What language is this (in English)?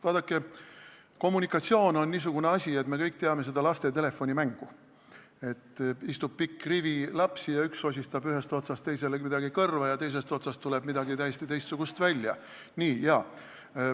Estonian